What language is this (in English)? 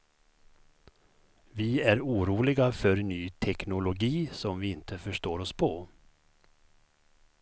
Swedish